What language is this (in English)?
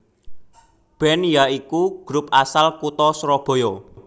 Javanese